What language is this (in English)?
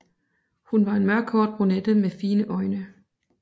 Danish